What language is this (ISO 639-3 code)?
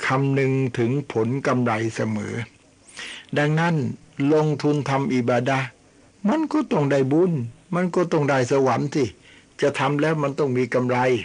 tha